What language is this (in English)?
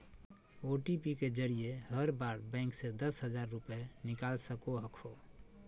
Magahi